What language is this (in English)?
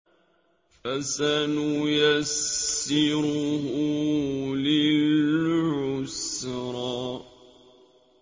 Arabic